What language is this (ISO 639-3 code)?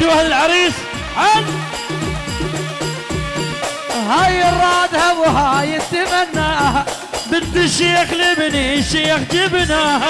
ara